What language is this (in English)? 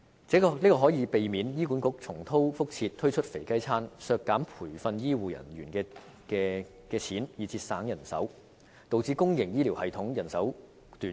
Cantonese